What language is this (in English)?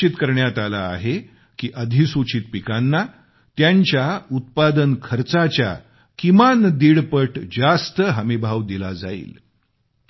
Marathi